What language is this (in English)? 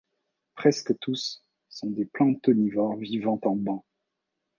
French